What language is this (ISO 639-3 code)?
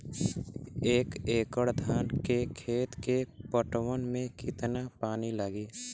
bho